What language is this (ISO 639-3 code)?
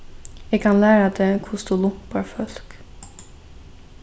fao